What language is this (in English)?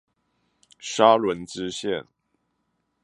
Chinese